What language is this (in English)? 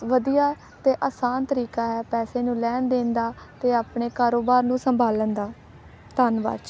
Punjabi